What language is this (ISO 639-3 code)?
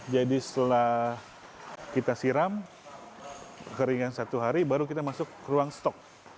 ind